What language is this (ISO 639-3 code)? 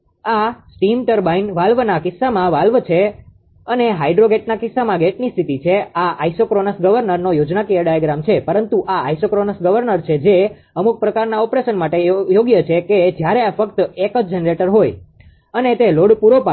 guj